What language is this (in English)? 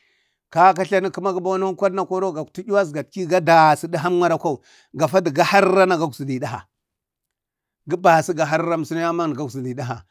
Bade